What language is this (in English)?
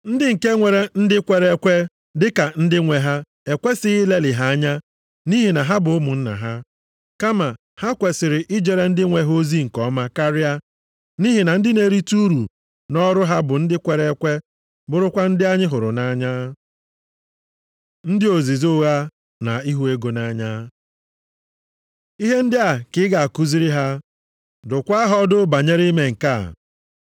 Igbo